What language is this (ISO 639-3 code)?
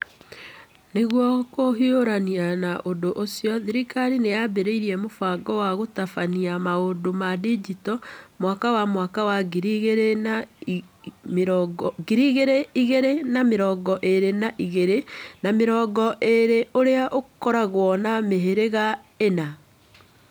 kik